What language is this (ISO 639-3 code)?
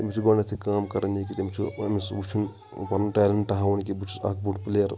kas